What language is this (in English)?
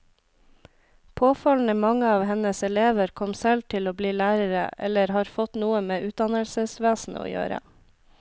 Norwegian